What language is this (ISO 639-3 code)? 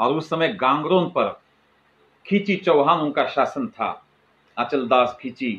hin